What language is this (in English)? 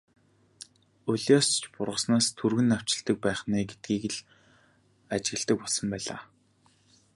Mongolian